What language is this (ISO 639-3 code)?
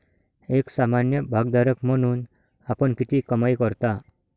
mar